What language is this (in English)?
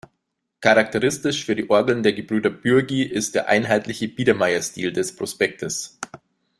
German